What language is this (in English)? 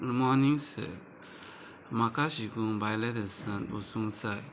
Konkani